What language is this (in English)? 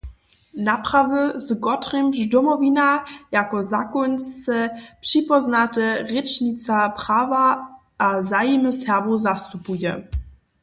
Upper Sorbian